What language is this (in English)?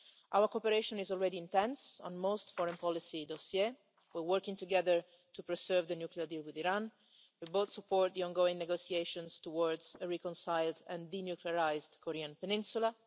English